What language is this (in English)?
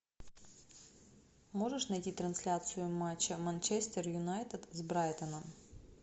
Russian